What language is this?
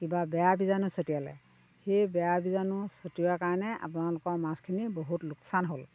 Assamese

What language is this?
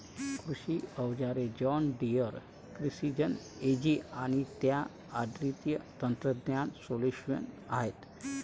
Marathi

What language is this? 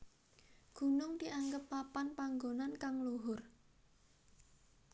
Javanese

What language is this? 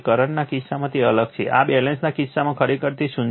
Gujarati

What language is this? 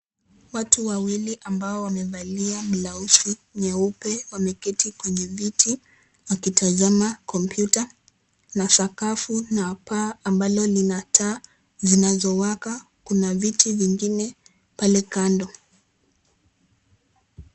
Swahili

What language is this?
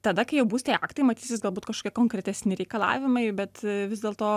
Lithuanian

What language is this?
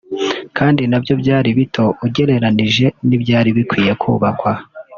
Kinyarwanda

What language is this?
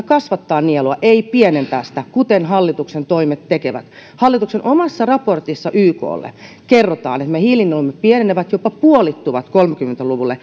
Finnish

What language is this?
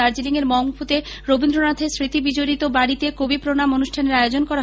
Bangla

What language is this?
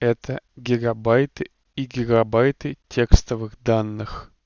Russian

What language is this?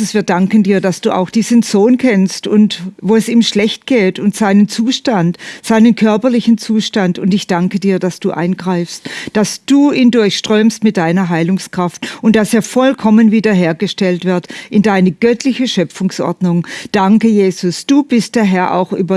German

